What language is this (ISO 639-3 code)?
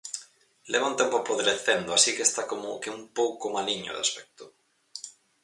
glg